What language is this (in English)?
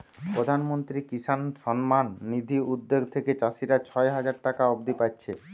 Bangla